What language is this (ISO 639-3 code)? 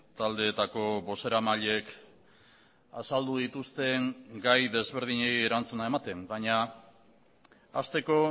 eus